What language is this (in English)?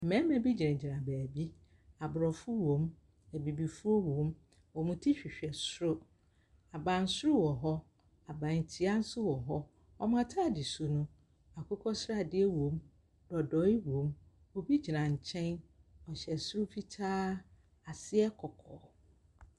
Akan